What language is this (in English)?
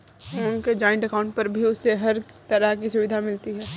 Hindi